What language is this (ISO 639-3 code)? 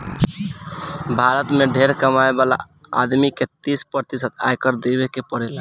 bho